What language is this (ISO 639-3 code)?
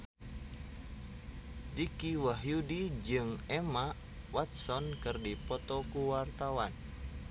sun